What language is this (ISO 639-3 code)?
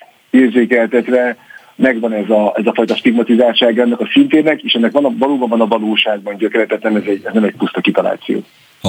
hun